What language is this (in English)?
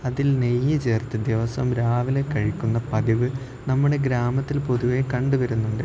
Malayalam